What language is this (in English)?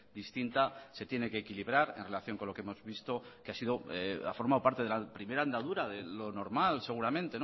Spanish